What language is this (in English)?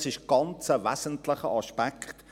Swiss German